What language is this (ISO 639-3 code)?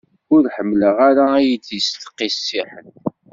kab